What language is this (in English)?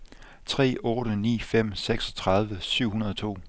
Danish